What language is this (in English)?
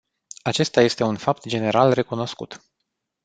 Romanian